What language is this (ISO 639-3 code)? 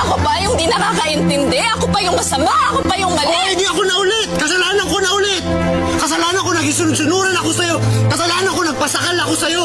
fil